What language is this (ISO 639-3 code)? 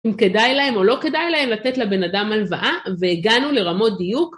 heb